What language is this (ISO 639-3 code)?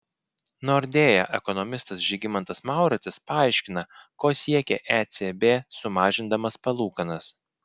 lit